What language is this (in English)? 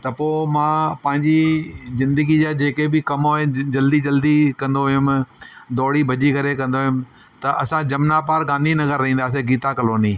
Sindhi